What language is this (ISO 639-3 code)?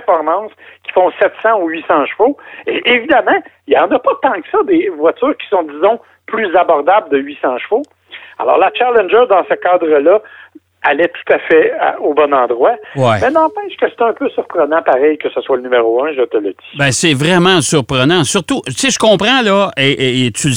fra